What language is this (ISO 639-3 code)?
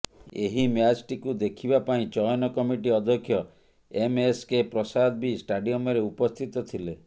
ori